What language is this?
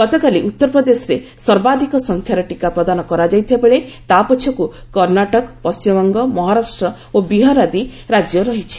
Odia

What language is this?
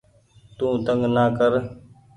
Goaria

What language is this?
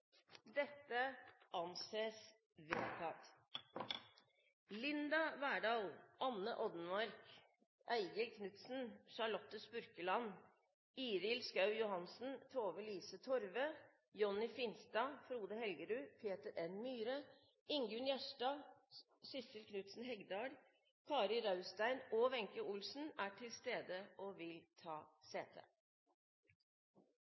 Norwegian Nynorsk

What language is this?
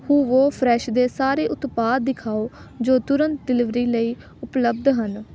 Punjabi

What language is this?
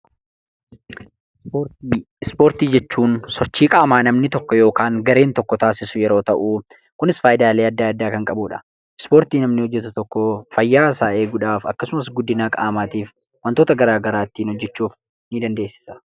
Oromo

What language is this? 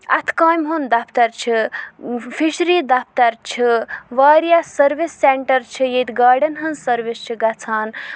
Kashmiri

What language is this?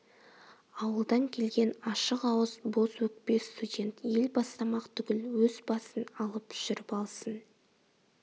Kazakh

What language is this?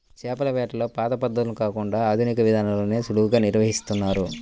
Telugu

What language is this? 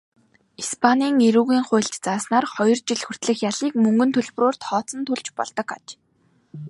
Mongolian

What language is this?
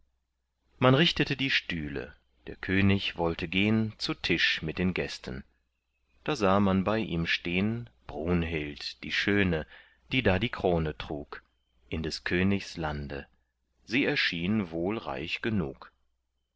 German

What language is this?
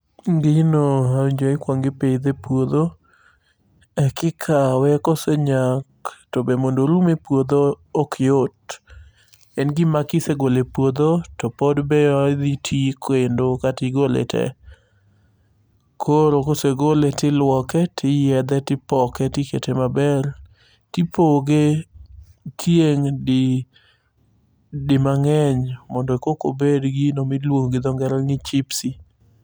Luo (Kenya and Tanzania)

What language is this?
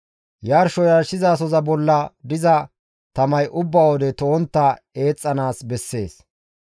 Gamo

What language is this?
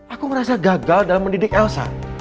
Indonesian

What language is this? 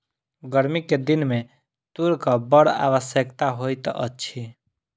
Maithili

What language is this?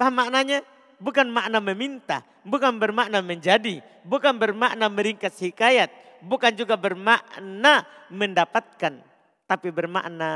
Indonesian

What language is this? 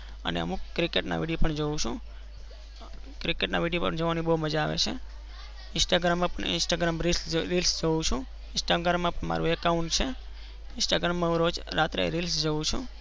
Gujarati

